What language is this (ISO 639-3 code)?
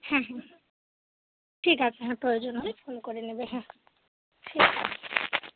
ben